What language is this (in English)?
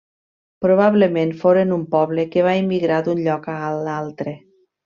Catalan